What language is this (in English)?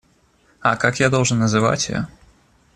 Russian